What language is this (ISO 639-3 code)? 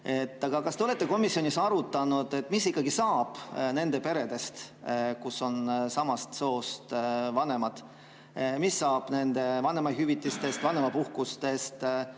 est